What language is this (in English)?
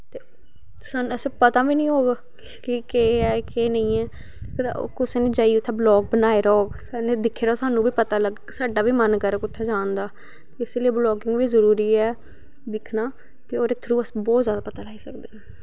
Dogri